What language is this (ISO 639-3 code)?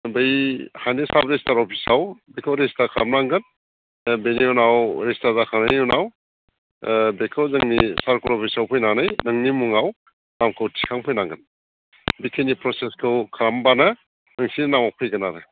brx